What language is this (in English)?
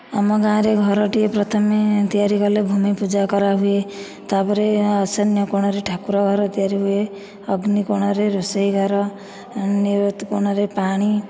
Odia